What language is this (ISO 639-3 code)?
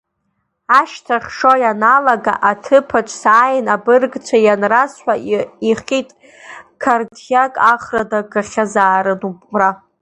abk